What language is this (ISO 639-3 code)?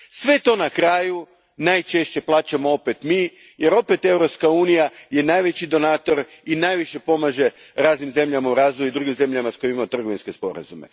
hrv